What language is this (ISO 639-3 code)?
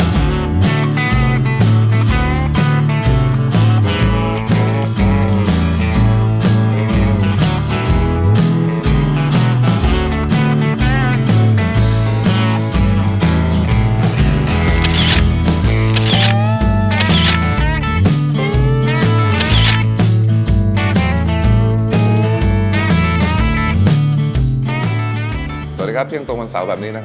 tha